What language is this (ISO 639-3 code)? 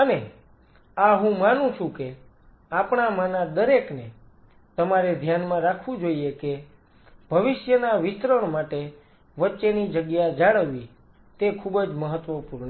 guj